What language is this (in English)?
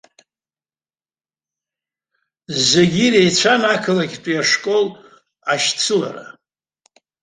Abkhazian